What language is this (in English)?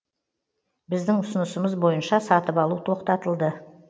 Kazakh